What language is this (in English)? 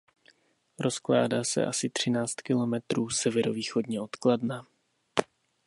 Czech